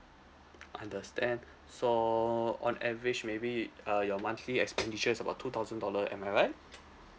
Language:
English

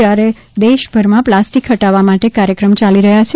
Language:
Gujarati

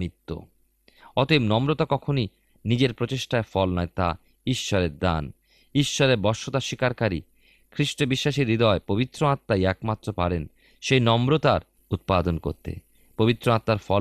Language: Bangla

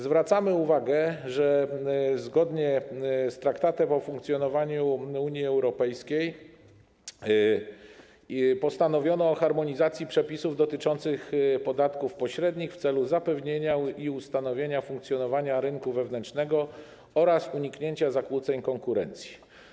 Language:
Polish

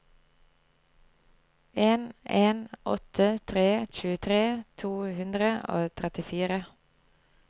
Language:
Norwegian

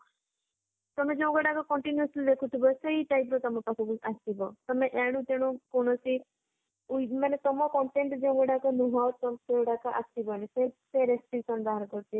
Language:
Odia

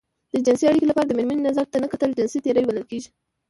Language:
Pashto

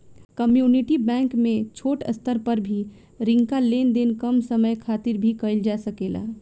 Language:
Bhojpuri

